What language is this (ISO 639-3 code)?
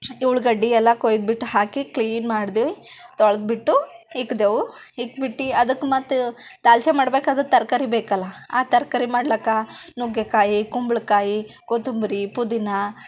kan